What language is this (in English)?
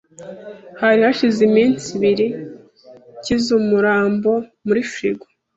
Kinyarwanda